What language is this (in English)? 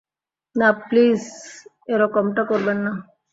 Bangla